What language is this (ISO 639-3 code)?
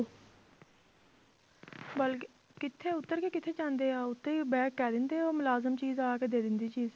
pan